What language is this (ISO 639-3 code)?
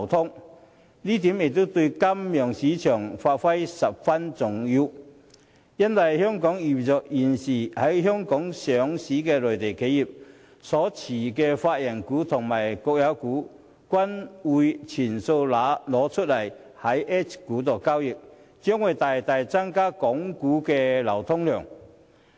yue